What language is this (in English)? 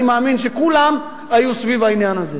Hebrew